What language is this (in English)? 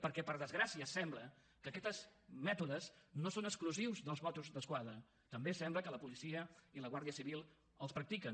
Catalan